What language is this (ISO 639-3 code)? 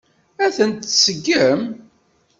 kab